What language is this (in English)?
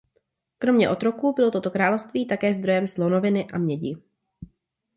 Czech